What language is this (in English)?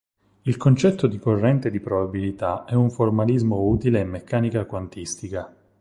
Italian